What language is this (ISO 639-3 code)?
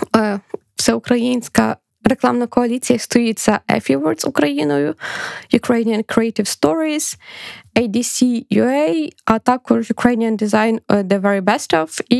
ukr